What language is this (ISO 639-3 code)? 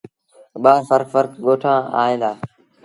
sbn